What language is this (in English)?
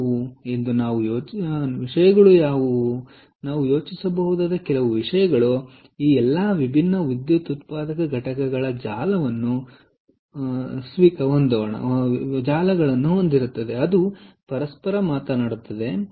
Kannada